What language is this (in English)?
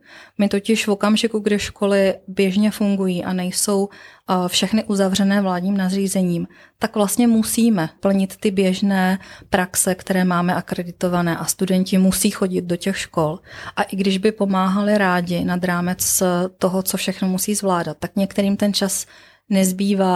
Czech